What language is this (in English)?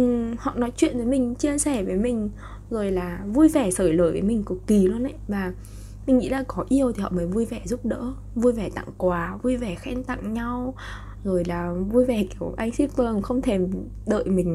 Vietnamese